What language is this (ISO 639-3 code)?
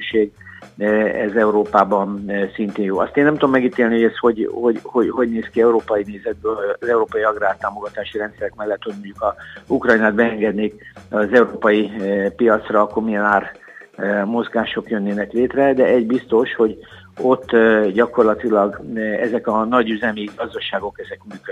hun